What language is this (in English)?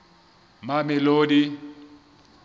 Southern Sotho